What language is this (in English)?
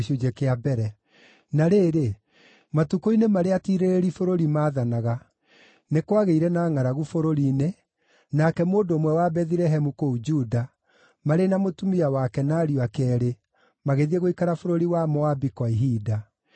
Kikuyu